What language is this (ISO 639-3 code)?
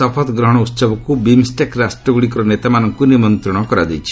ori